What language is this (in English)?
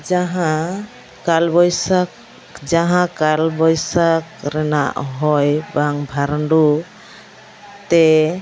Santali